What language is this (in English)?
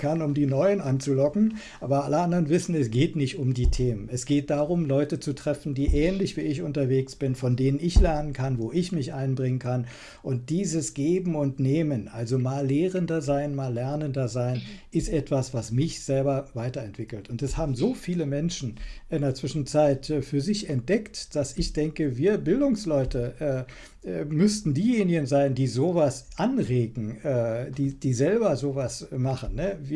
German